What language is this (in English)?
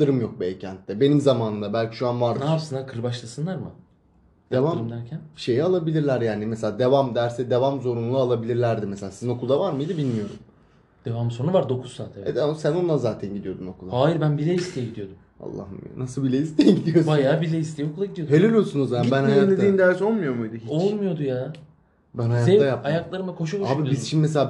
Turkish